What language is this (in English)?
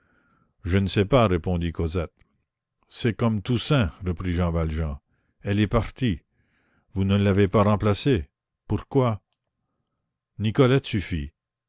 French